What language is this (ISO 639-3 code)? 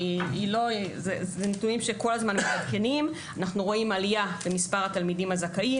heb